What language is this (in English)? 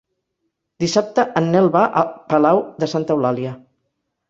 Catalan